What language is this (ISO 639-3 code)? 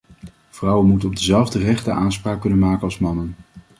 nld